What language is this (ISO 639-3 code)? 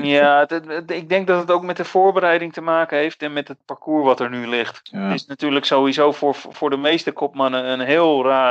nld